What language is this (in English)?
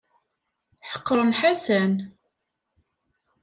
Kabyle